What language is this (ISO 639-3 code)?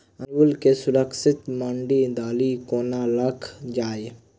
mai